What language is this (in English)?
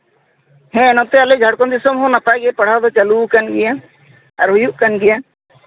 Santali